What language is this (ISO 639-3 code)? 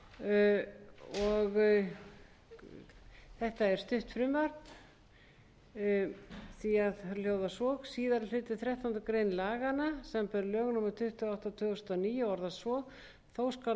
isl